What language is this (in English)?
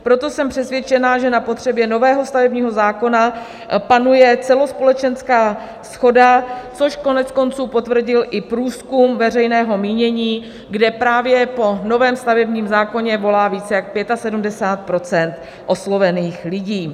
Czech